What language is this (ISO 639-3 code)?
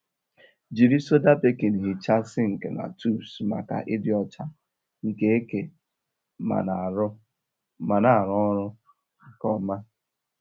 ibo